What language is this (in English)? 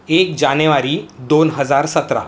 Marathi